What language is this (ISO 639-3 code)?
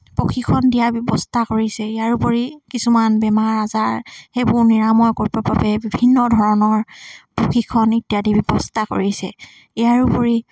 asm